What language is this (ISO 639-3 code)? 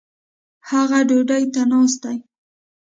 pus